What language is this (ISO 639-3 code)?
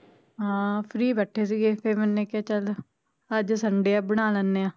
pan